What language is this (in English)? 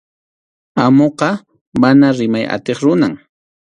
Arequipa-La Unión Quechua